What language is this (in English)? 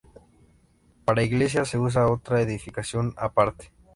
Spanish